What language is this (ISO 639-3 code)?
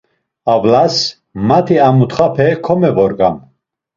lzz